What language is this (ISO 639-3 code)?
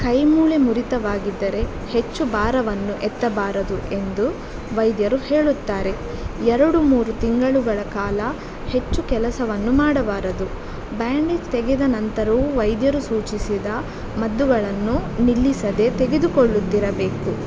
kan